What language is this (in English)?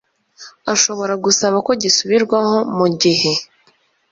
Kinyarwanda